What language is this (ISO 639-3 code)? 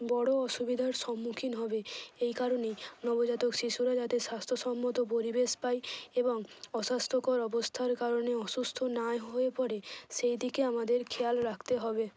ben